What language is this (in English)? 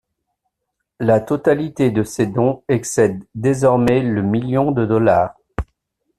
French